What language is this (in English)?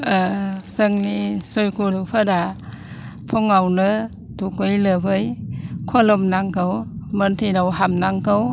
Bodo